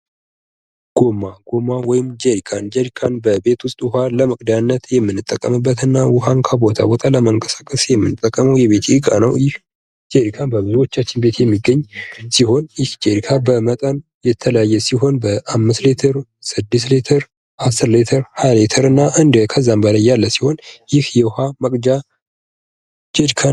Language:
Amharic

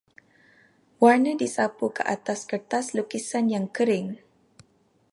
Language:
Malay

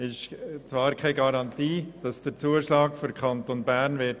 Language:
Swiss German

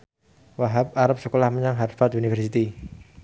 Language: Javanese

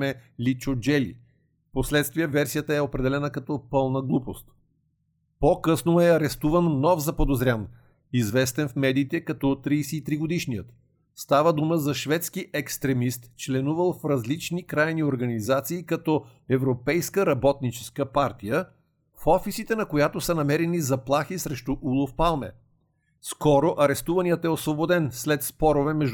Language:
Bulgarian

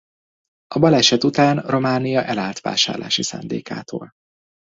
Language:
Hungarian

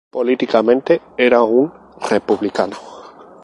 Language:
Spanish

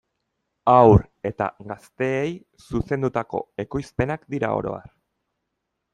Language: Basque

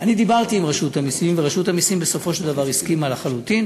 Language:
Hebrew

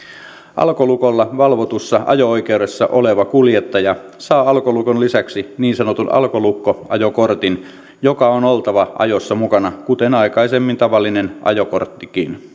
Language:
Finnish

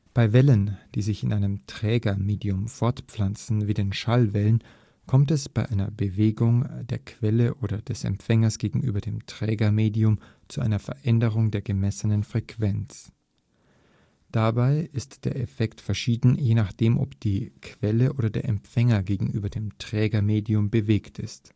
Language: German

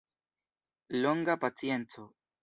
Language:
Esperanto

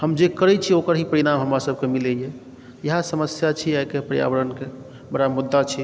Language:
Maithili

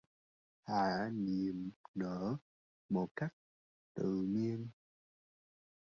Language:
Vietnamese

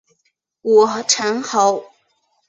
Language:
Chinese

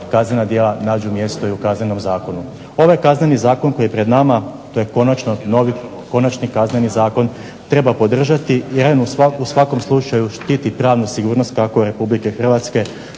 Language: Croatian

